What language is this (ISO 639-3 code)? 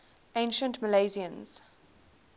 eng